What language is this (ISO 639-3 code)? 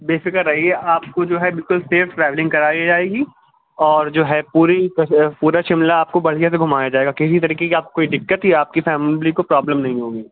urd